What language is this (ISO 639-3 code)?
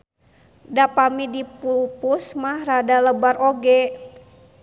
sun